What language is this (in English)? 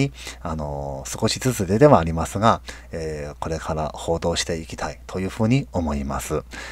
Japanese